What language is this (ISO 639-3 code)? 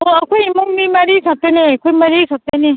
mni